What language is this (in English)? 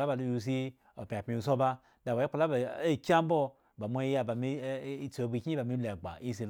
Eggon